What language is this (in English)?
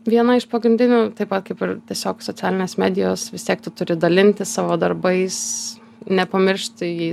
Lithuanian